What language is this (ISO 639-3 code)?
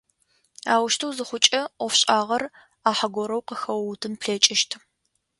ady